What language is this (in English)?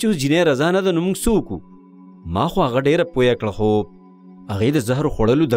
Arabic